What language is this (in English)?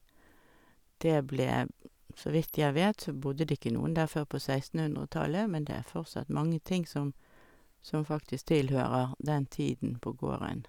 Norwegian